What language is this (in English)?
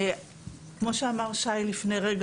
Hebrew